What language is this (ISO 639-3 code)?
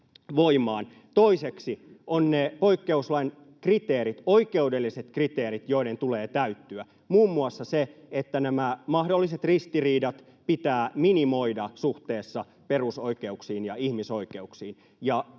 fin